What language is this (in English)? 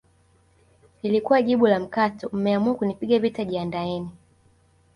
Swahili